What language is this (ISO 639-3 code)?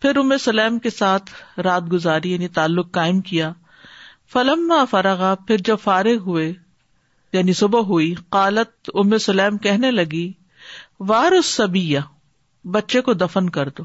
urd